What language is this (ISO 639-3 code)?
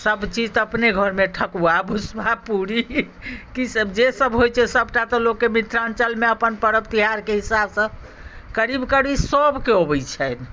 mai